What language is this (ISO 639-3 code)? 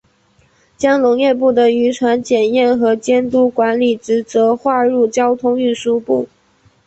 zho